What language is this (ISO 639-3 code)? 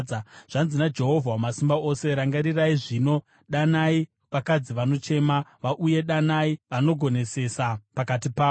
sna